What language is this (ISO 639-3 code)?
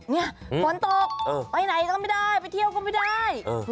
tha